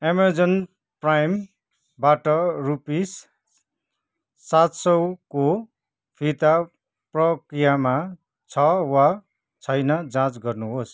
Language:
Nepali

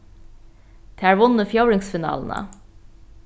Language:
Faroese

